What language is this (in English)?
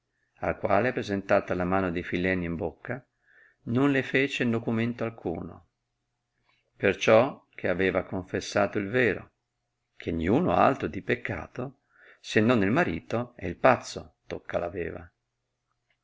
Italian